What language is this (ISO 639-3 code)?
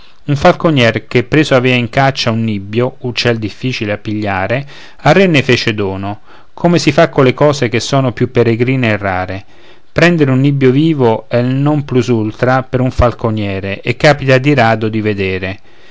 ita